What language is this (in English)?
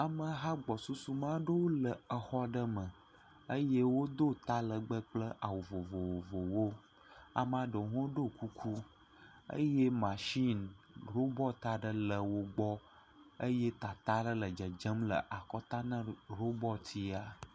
Ewe